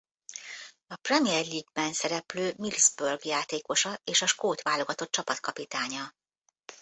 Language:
Hungarian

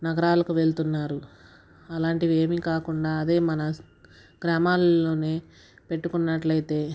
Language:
Telugu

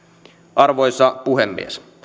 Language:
Finnish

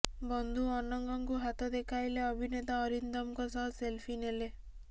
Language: Odia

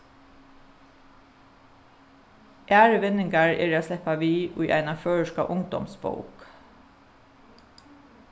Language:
Faroese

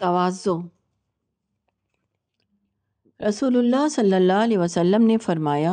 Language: Urdu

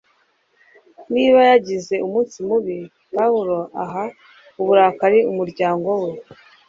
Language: Kinyarwanda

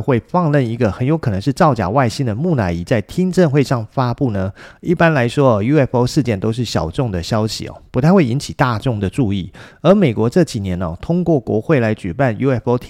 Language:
Chinese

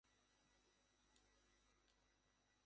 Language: Bangla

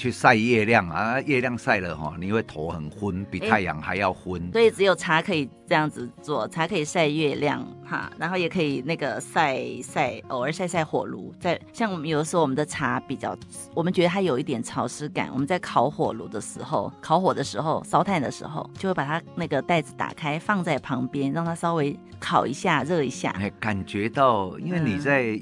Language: Chinese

